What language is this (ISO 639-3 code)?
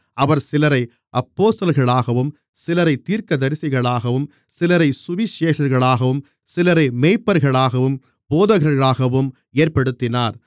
tam